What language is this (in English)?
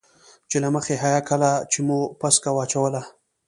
Pashto